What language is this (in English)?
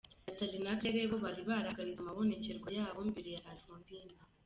Kinyarwanda